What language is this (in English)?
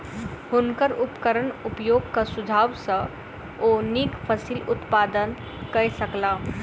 Maithili